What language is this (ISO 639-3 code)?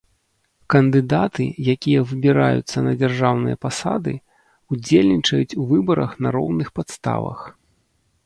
bel